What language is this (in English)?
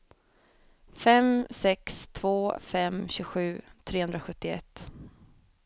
Swedish